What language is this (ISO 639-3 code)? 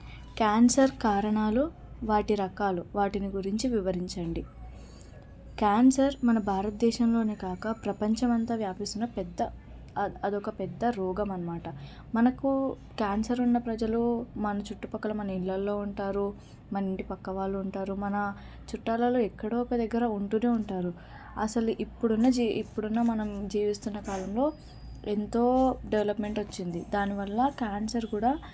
tel